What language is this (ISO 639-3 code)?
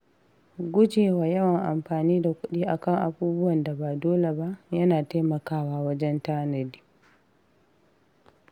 hau